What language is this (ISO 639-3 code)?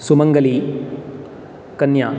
san